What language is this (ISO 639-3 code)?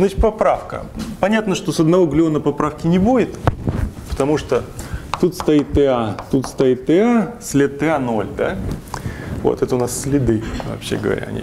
rus